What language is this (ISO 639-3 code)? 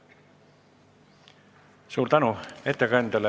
est